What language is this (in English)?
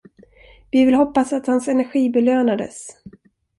Swedish